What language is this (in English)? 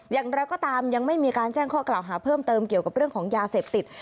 Thai